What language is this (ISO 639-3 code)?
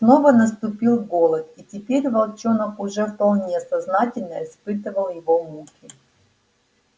rus